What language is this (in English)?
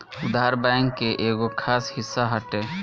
Bhojpuri